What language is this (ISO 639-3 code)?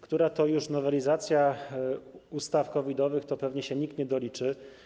pol